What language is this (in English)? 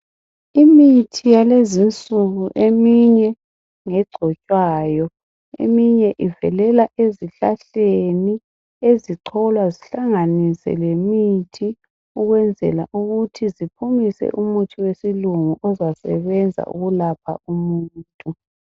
North Ndebele